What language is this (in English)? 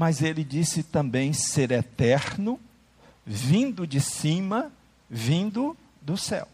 Portuguese